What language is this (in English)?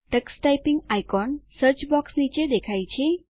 Gujarati